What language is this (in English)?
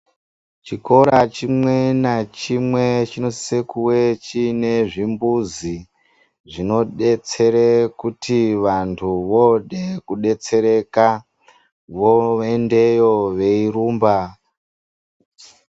Ndau